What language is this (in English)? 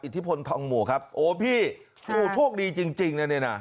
Thai